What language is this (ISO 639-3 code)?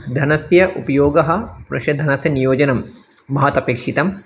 san